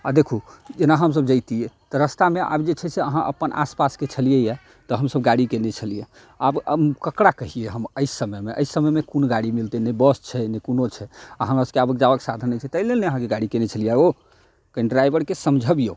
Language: Maithili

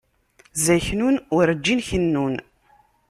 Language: Kabyle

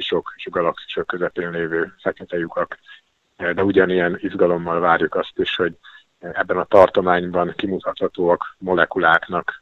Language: Hungarian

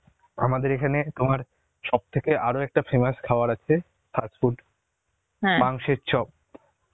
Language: Bangla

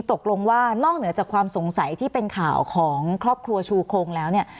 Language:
Thai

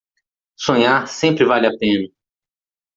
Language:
Portuguese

